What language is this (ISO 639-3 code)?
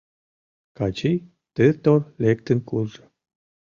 chm